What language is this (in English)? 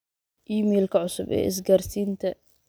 Somali